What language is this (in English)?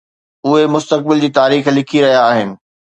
Sindhi